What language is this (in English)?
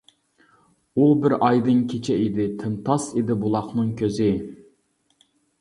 Uyghur